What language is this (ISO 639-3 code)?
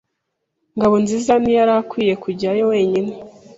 kin